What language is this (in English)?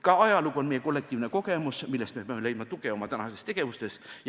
Estonian